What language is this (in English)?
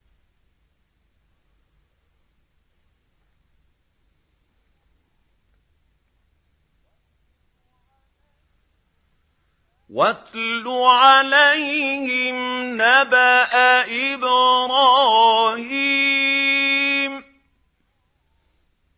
Arabic